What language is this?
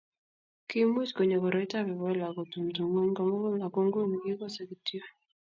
Kalenjin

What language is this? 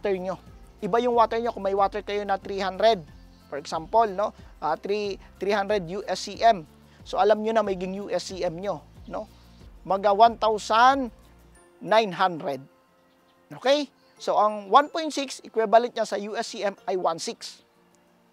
Filipino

